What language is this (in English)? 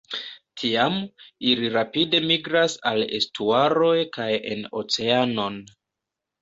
Esperanto